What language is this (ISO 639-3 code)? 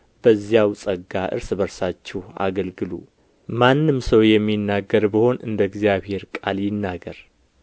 amh